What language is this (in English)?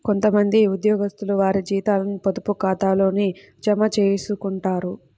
Telugu